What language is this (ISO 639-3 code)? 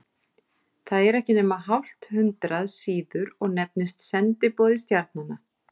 isl